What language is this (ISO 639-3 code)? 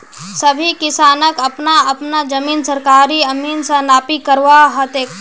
mag